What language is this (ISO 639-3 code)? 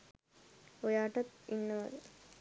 sin